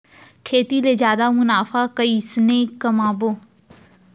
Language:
Chhattisgarhi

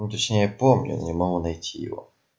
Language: Russian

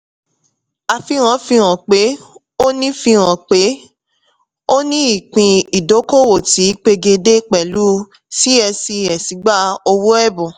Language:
Yoruba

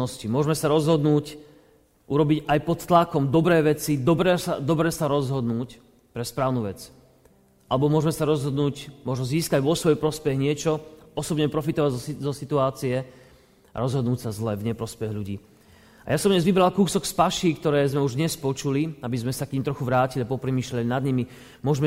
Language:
Slovak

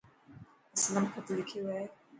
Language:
Dhatki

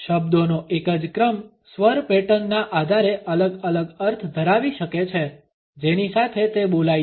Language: Gujarati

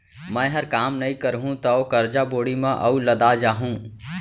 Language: Chhattisgarhi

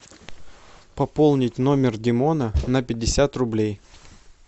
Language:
Russian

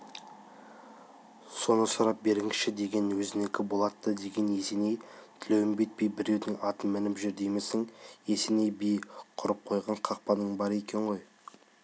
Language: Kazakh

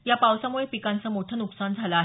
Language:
Marathi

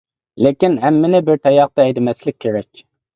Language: Uyghur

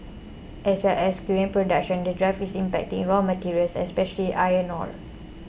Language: English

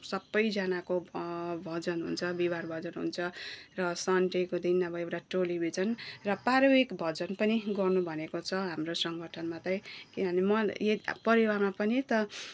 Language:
Nepali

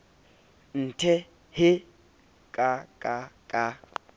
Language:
Southern Sotho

